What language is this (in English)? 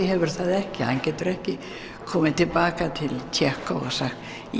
Icelandic